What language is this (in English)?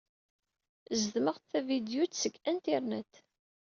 Kabyle